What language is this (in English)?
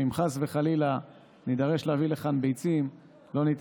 Hebrew